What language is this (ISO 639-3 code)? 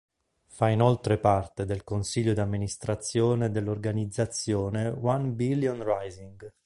ita